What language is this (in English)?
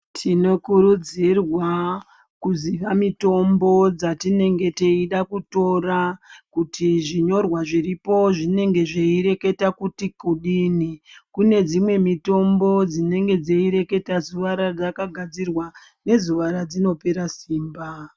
Ndau